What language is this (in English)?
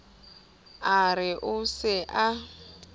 Southern Sotho